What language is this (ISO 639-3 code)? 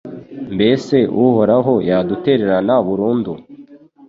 kin